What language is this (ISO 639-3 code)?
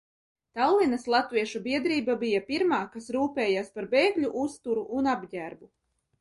lav